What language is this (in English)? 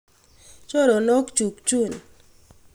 Kalenjin